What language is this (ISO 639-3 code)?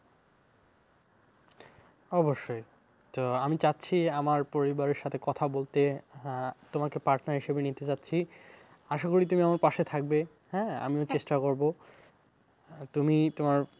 ben